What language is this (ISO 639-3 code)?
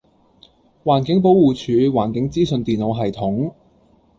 yue